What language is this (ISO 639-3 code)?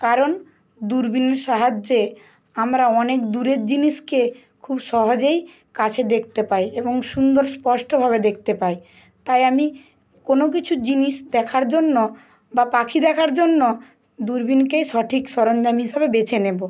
ben